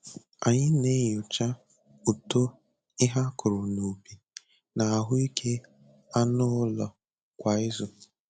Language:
Igbo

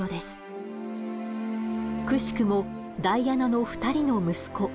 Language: Japanese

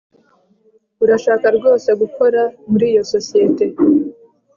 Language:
Kinyarwanda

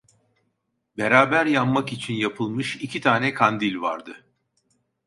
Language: Turkish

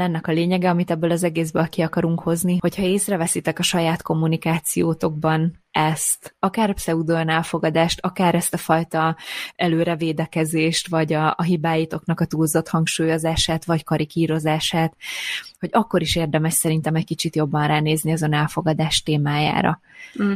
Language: Hungarian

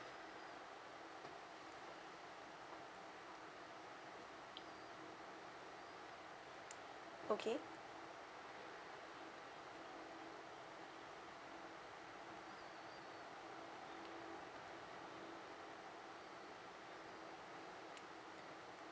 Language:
English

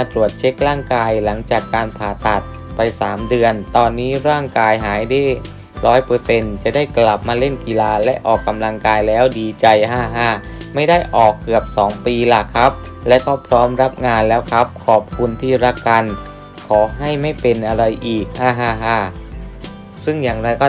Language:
Thai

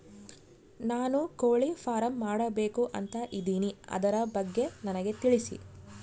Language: Kannada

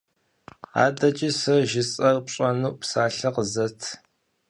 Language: Kabardian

